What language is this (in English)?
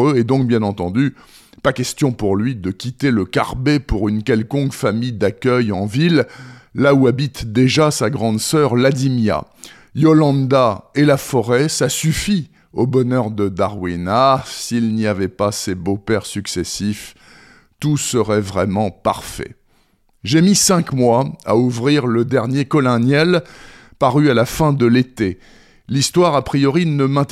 French